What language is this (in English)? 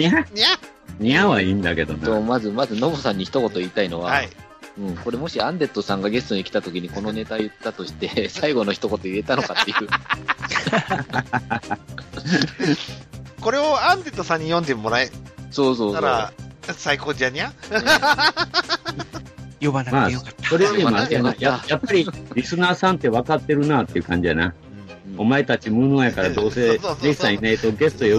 Japanese